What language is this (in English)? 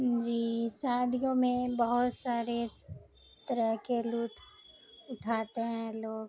Urdu